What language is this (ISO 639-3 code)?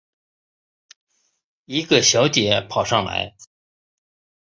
zho